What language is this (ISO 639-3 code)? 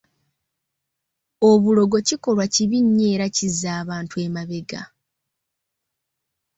lug